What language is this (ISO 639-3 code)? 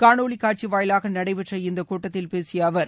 tam